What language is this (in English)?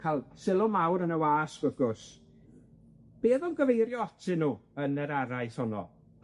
Welsh